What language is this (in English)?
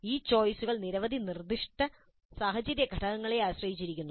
Malayalam